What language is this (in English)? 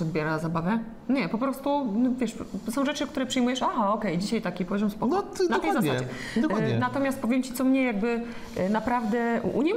Polish